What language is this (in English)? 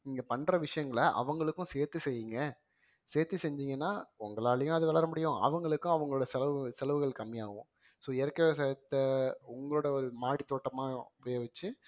Tamil